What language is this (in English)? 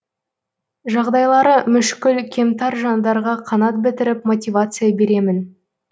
Kazakh